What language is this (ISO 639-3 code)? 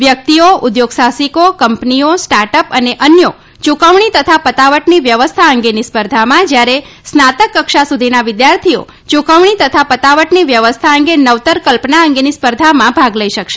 guj